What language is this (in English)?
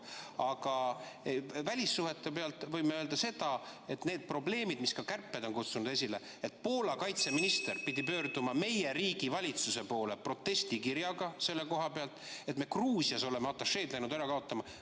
Estonian